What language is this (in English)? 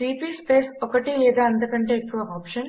Telugu